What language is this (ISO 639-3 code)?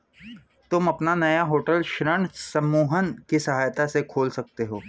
hin